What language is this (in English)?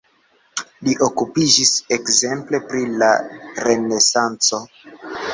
Esperanto